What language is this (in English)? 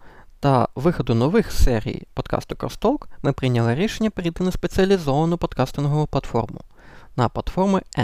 Ukrainian